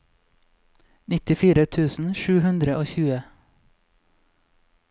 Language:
Norwegian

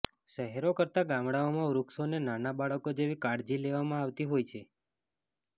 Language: Gujarati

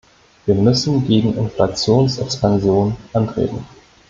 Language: German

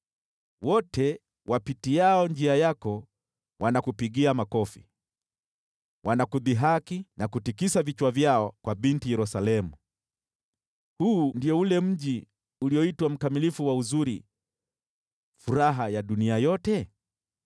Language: Swahili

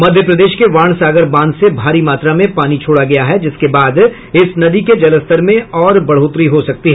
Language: Hindi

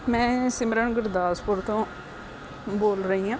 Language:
Punjabi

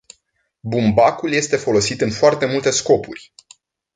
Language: Romanian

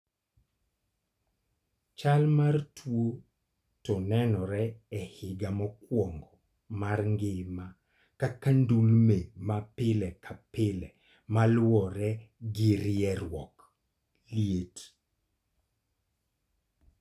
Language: Luo (Kenya and Tanzania)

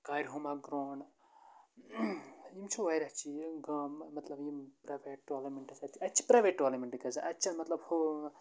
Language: Kashmiri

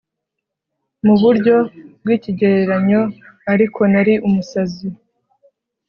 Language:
Kinyarwanda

